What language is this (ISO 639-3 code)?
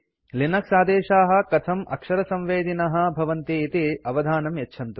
san